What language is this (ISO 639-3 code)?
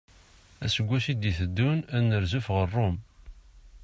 kab